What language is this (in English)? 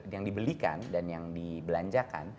Indonesian